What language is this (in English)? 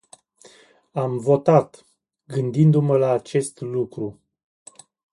Romanian